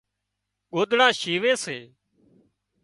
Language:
Wadiyara Koli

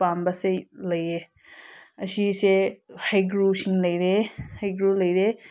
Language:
Manipuri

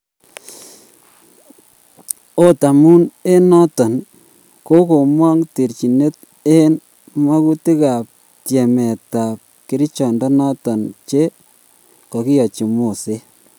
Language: Kalenjin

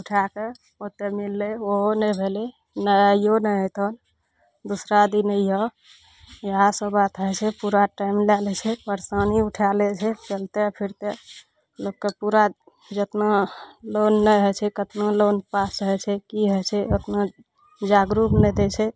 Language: Maithili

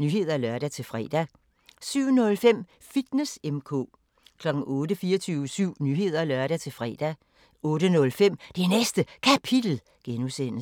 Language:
Danish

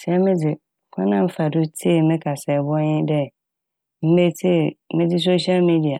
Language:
Akan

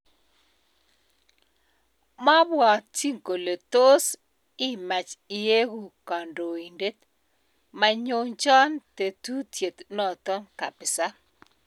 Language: Kalenjin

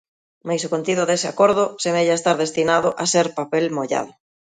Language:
Galician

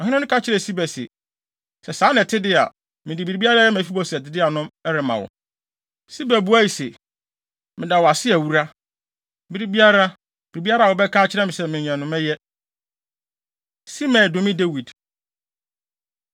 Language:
Akan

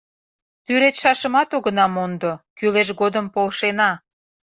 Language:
Mari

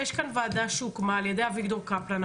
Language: Hebrew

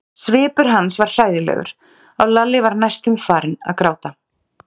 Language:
Icelandic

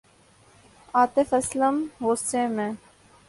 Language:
Urdu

